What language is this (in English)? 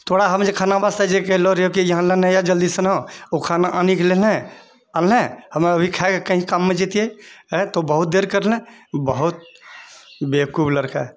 Maithili